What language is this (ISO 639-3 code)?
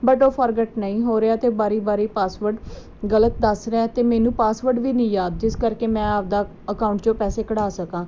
pan